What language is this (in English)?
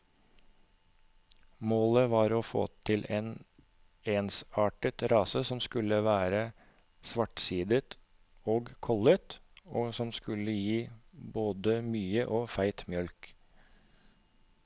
Norwegian